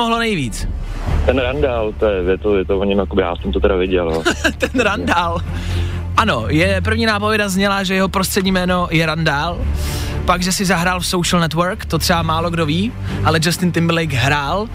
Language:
Czech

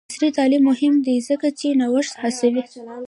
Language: Pashto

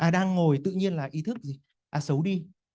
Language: Vietnamese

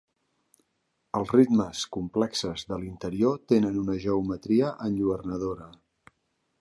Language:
Catalan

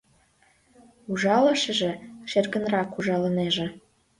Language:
Mari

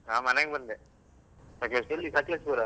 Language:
Kannada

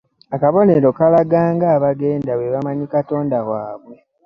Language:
Ganda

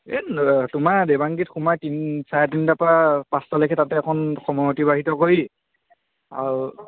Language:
Assamese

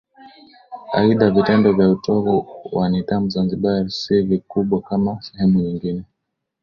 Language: Swahili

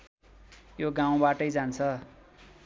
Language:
Nepali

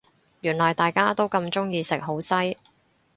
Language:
Cantonese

